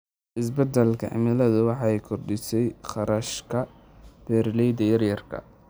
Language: Somali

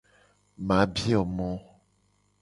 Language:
Gen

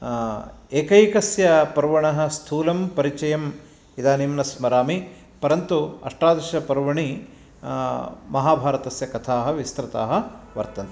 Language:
Sanskrit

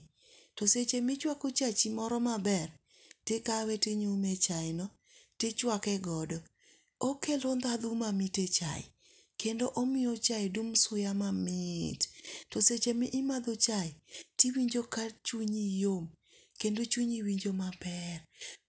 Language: Luo (Kenya and Tanzania)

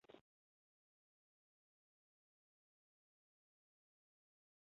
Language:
Chinese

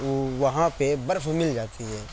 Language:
Urdu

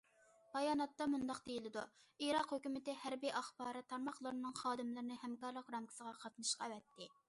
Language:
Uyghur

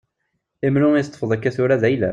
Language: Kabyle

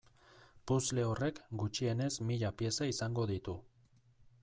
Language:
Basque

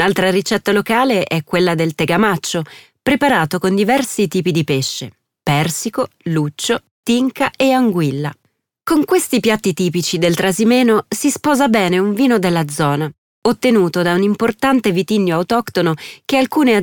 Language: Italian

